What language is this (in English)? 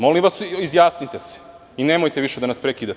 Serbian